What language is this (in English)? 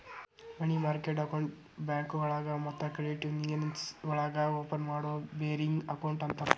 Kannada